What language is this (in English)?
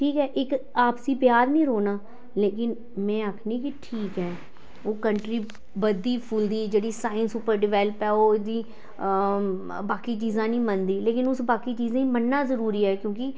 Dogri